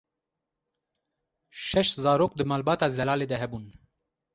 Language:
Kurdish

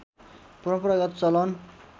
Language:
Nepali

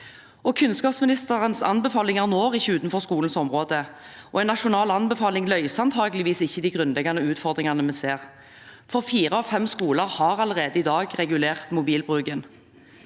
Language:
Norwegian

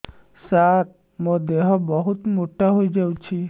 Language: Odia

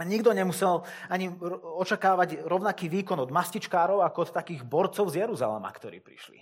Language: Slovak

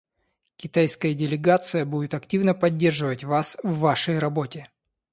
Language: Russian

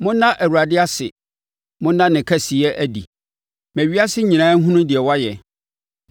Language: Akan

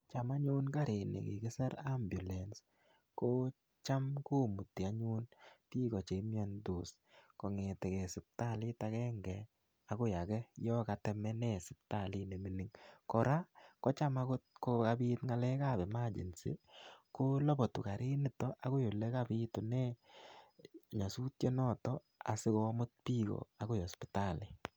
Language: Kalenjin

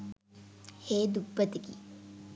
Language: Sinhala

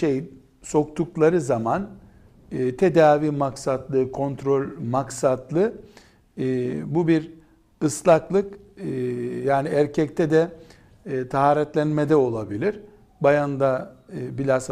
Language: Turkish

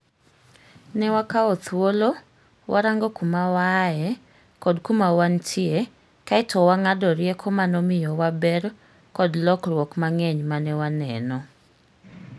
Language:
Luo (Kenya and Tanzania)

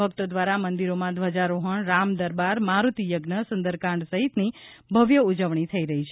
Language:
Gujarati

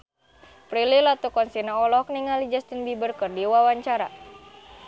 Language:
Sundanese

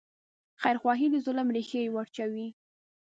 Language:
Pashto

